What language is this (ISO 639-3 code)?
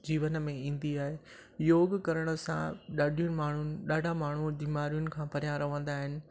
snd